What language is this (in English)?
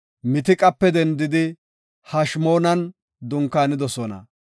Gofa